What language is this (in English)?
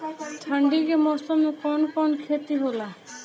Bhojpuri